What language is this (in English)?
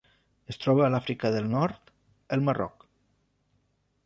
Catalan